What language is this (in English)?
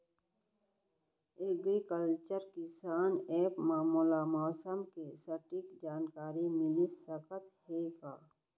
Chhattisgarhi